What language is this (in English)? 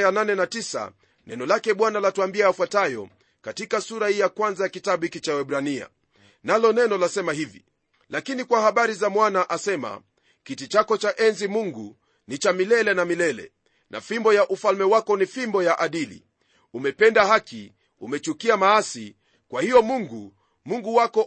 Swahili